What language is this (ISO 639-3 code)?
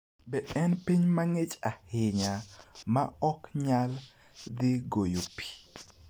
luo